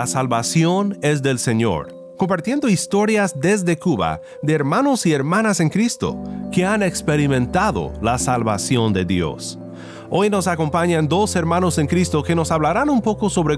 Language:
Spanish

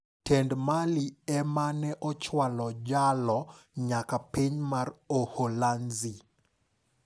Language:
Luo (Kenya and Tanzania)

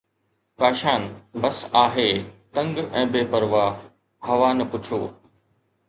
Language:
Sindhi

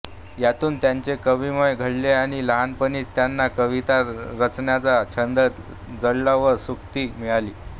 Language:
Marathi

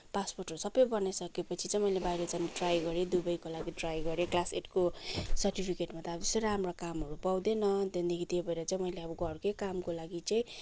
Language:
Nepali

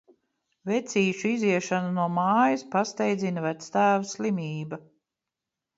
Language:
Latvian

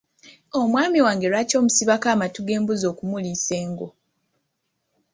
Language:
Ganda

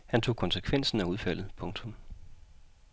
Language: Danish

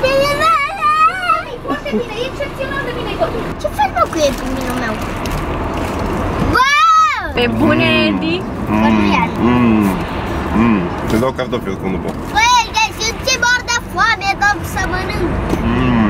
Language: Romanian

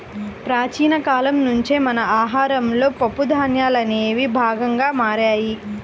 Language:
Telugu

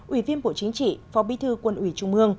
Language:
Vietnamese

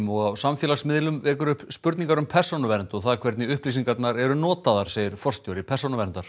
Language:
Icelandic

